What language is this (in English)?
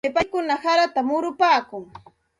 Santa Ana de Tusi Pasco Quechua